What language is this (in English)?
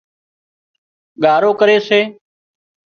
Wadiyara Koli